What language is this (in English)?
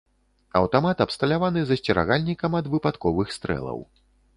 Belarusian